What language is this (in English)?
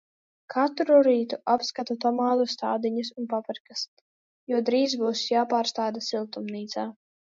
Latvian